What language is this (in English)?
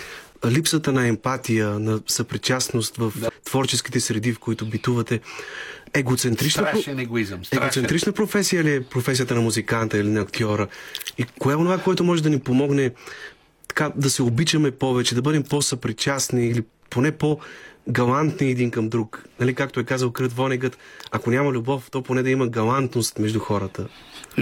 Bulgarian